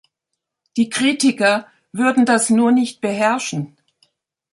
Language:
German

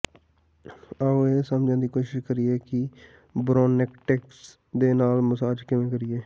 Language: Punjabi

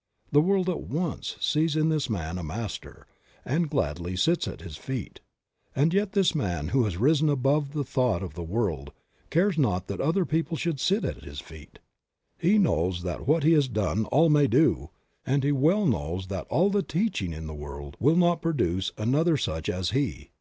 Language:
English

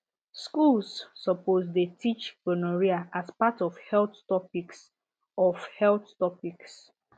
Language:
Nigerian Pidgin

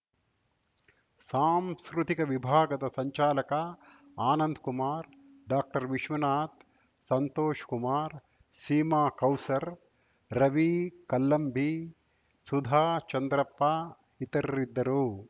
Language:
Kannada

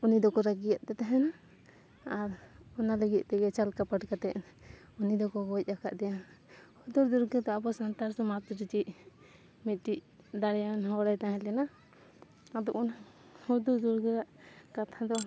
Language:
Santali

